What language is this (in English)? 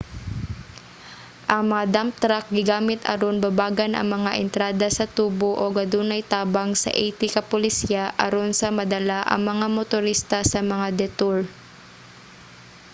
Cebuano